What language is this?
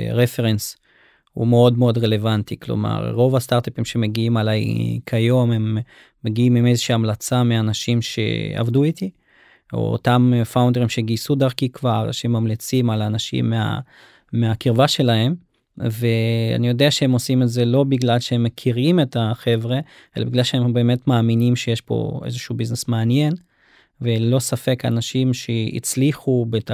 Hebrew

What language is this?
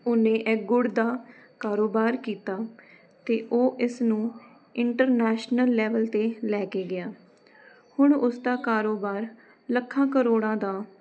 Punjabi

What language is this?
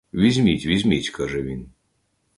Ukrainian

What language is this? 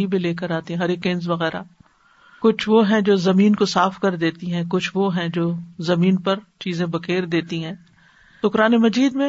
Urdu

